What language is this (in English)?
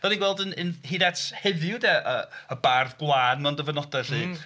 Welsh